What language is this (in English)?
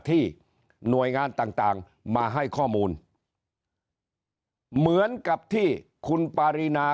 Thai